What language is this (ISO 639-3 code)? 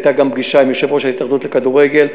heb